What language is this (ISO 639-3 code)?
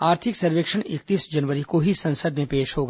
hin